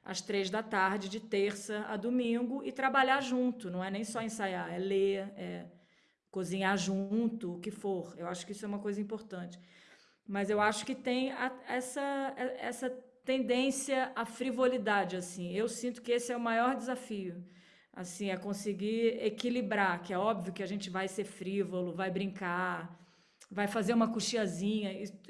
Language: Portuguese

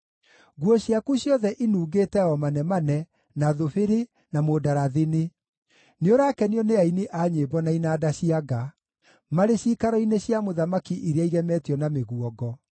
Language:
Kikuyu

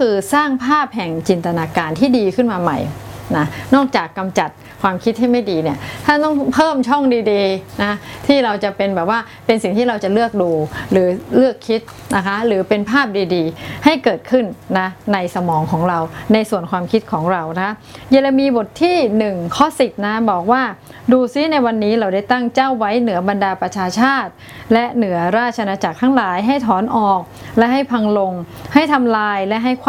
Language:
Thai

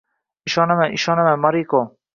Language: Uzbek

